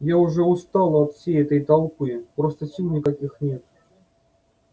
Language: Russian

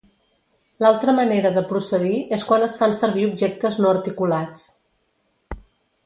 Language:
Catalan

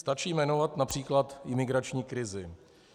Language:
Czech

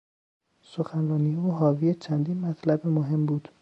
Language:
Persian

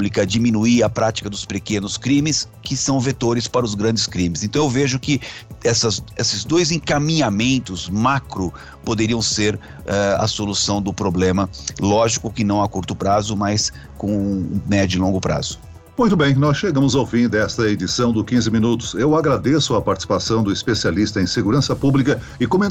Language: Portuguese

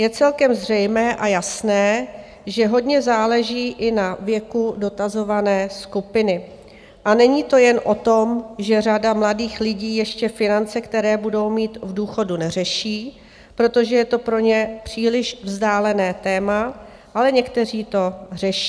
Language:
Czech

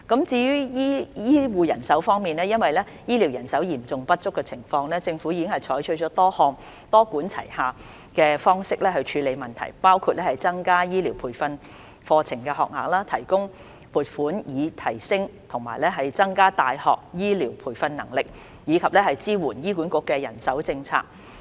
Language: Cantonese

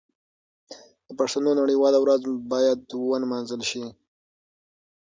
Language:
Pashto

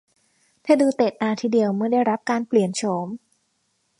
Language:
Thai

